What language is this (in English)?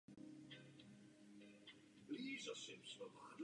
Czech